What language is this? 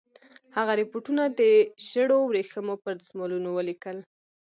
Pashto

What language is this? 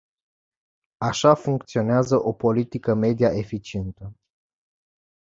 Romanian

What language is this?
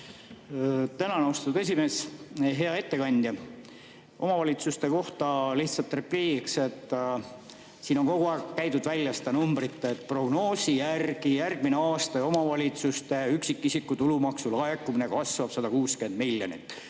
Estonian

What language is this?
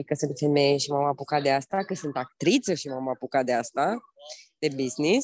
Romanian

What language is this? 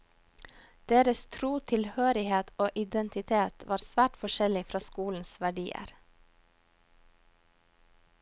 Norwegian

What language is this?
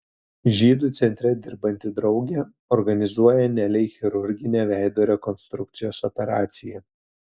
Lithuanian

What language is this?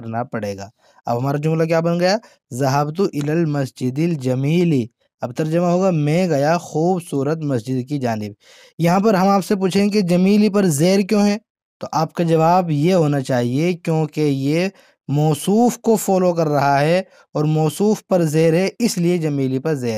Hindi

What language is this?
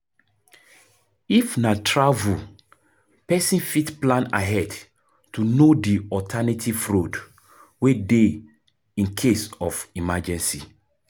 Nigerian Pidgin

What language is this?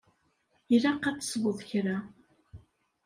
Kabyle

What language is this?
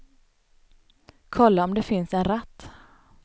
Swedish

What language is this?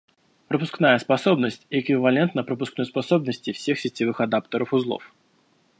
Russian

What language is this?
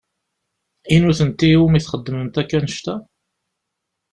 Kabyle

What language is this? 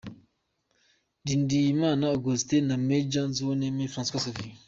Kinyarwanda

